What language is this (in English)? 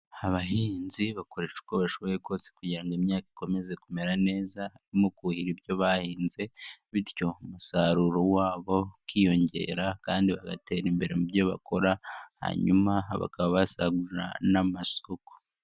Kinyarwanda